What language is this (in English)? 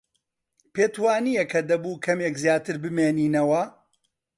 Central Kurdish